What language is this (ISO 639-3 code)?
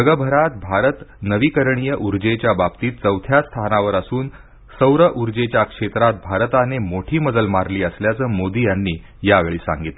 mar